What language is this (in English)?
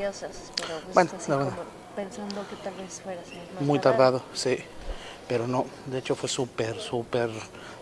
Spanish